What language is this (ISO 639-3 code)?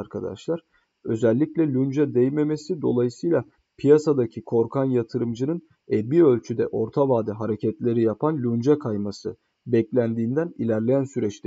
tur